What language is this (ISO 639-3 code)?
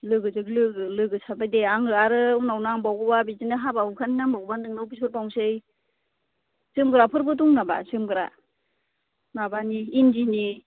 brx